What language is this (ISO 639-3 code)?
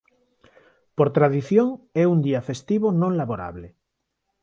glg